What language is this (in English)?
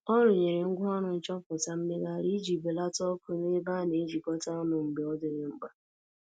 Igbo